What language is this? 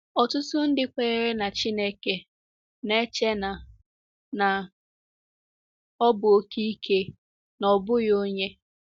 Igbo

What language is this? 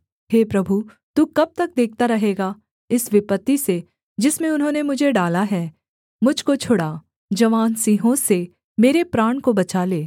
Hindi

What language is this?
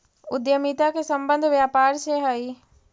Magahi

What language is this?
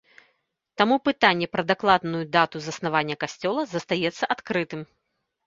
Belarusian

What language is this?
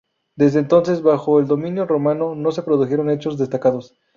Spanish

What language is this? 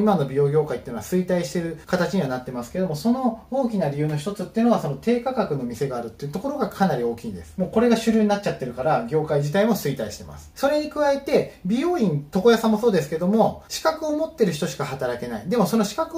Japanese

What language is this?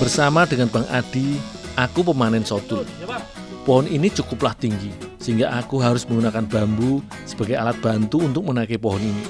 Indonesian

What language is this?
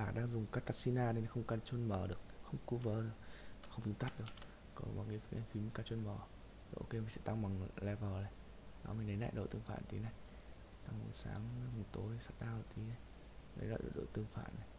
Vietnamese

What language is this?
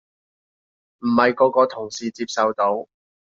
Cantonese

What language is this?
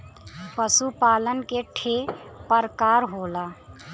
Bhojpuri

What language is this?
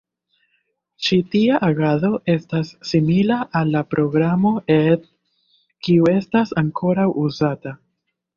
Esperanto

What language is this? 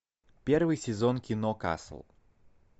Russian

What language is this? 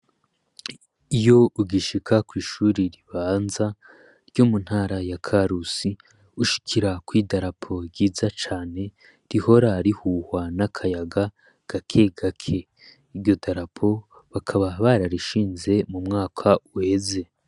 Rundi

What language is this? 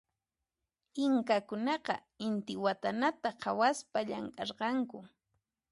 Puno Quechua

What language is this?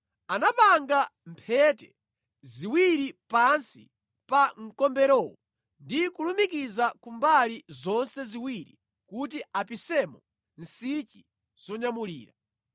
Nyanja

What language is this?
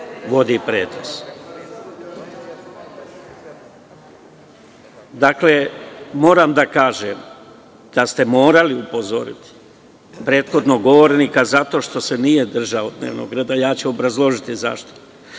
Serbian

